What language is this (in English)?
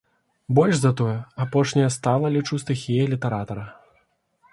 Belarusian